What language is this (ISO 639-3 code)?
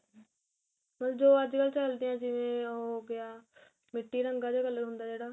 pan